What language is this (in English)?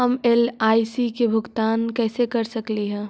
Magahi